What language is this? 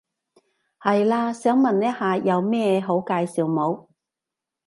Cantonese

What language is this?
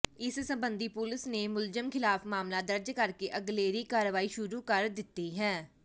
Punjabi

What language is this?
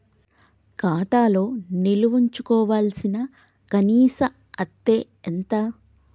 Telugu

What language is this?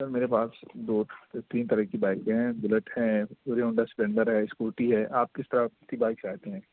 Urdu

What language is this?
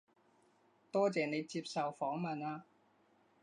Cantonese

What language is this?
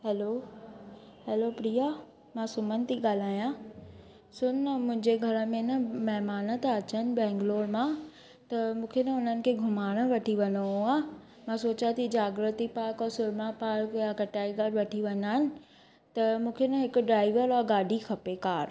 Sindhi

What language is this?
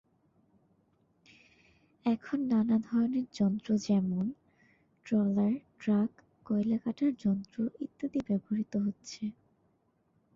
Bangla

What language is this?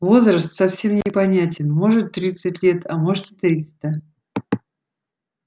Russian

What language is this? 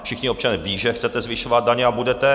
Czech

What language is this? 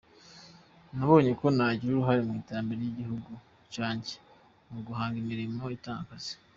Kinyarwanda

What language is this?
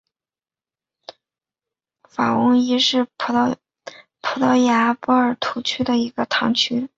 Chinese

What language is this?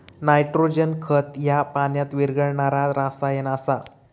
Marathi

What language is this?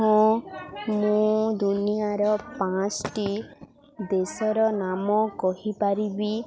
Odia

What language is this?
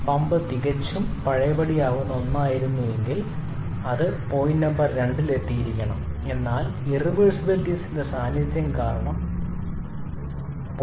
Malayalam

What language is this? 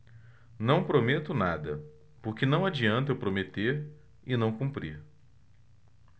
Portuguese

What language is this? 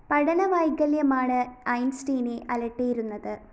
Malayalam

